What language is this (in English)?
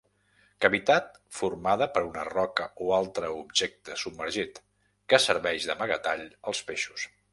Catalan